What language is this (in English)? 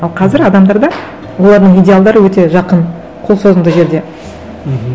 Kazakh